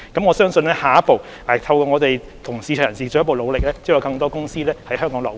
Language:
Cantonese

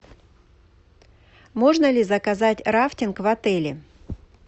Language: Russian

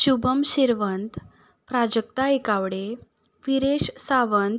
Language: Konkani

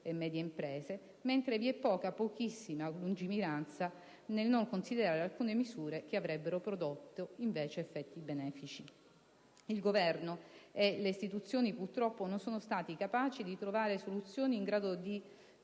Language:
Italian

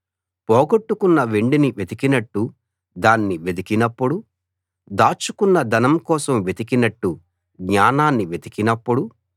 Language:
Telugu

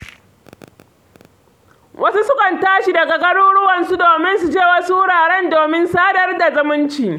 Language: Hausa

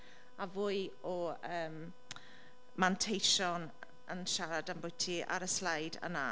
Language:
Welsh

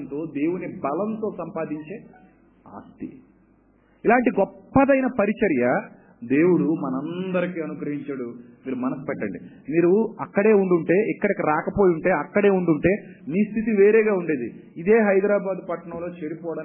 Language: Telugu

